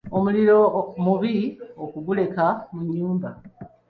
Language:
Ganda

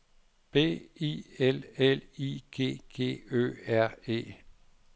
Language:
Danish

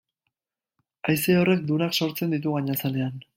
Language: Basque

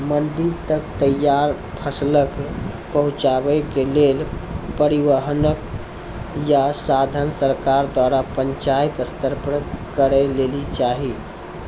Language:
Maithili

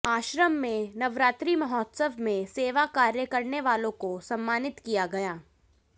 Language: Hindi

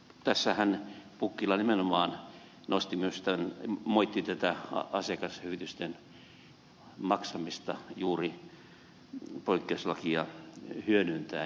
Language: Finnish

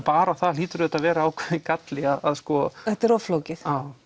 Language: Icelandic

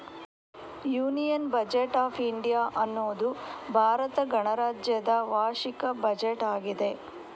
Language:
Kannada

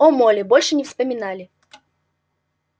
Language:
Russian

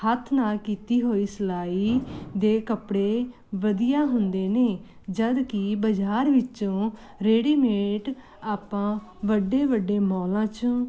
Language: Punjabi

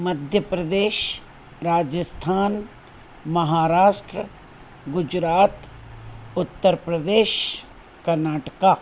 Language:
Sindhi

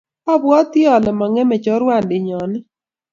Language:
Kalenjin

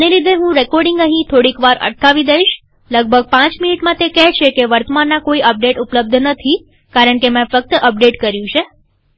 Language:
Gujarati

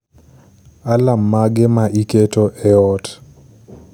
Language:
Luo (Kenya and Tanzania)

